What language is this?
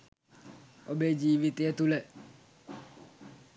Sinhala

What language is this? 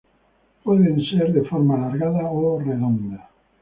Spanish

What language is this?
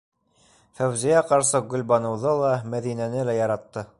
Bashkir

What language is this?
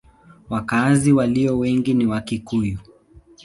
Swahili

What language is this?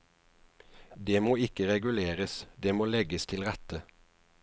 Norwegian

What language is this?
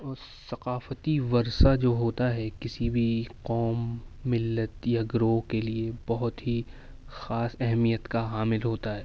Urdu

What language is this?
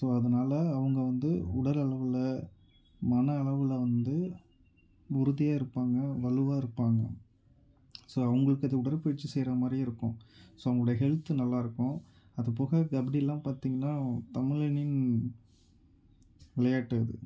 Tamil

